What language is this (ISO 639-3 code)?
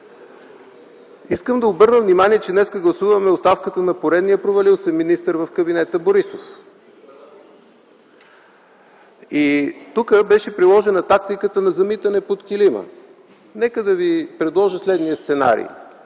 bul